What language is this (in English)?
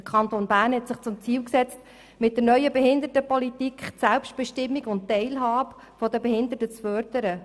Swiss German